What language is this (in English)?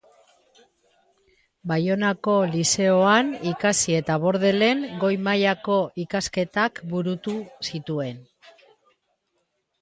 Basque